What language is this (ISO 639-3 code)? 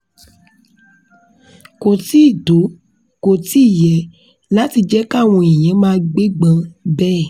yor